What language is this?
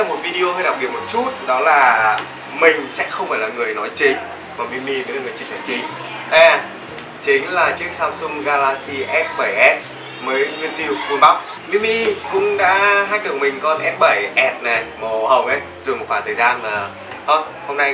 Vietnamese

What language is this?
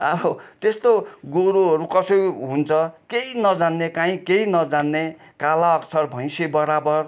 Nepali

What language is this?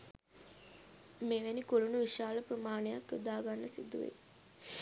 Sinhala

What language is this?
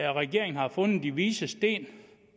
Danish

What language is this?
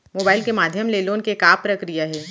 Chhattisgarhi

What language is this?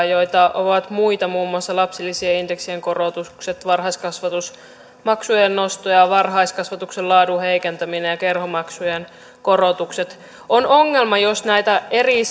Finnish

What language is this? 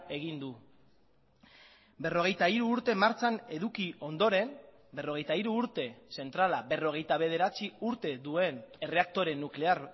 Basque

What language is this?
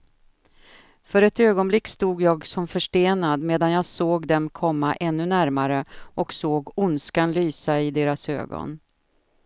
Swedish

